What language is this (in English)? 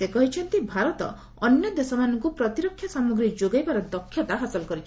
Odia